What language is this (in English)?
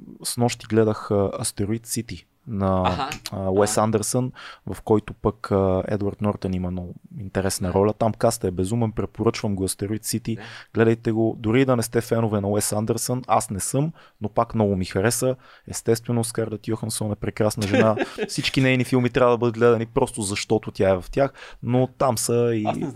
Bulgarian